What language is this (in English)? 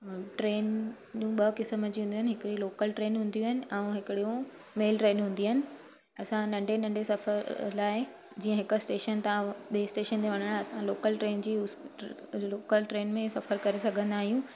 Sindhi